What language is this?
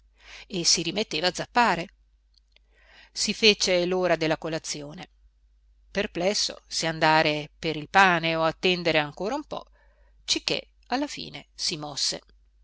Italian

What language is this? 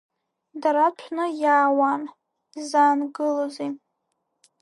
Abkhazian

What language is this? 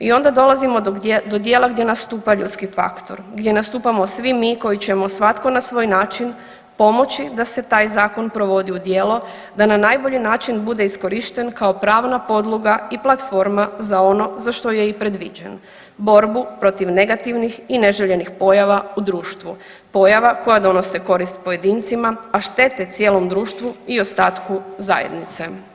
Croatian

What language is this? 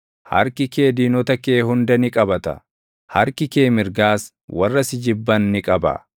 Oromo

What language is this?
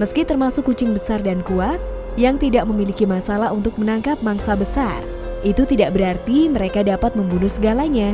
Indonesian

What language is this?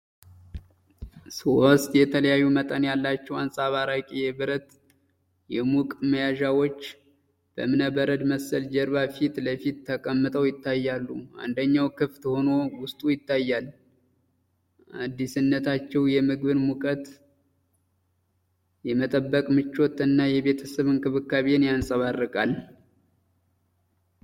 Amharic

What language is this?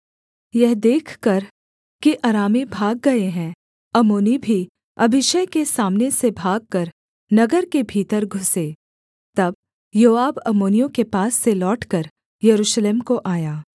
Hindi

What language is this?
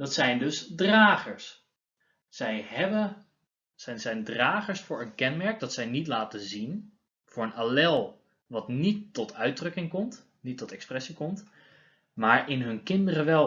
Dutch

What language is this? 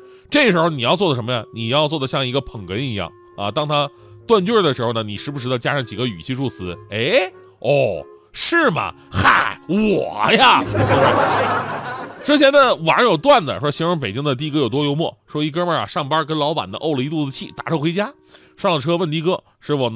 Chinese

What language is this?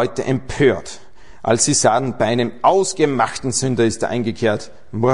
German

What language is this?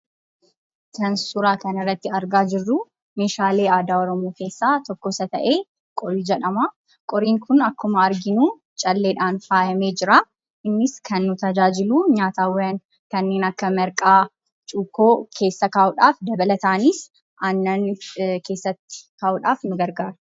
Oromo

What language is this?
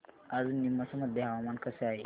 Marathi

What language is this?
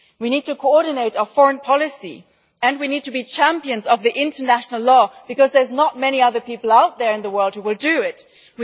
English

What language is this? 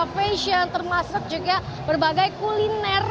Indonesian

